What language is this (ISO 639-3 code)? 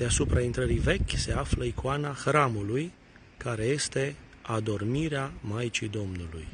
ron